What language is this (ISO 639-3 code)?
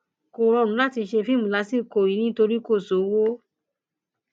yor